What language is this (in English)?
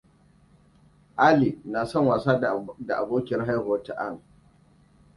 Hausa